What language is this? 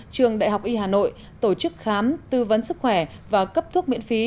Vietnamese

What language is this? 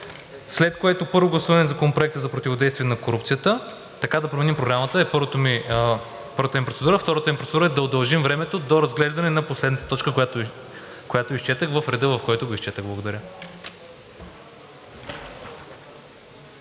Bulgarian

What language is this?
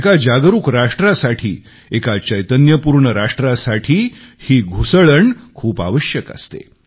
Marathi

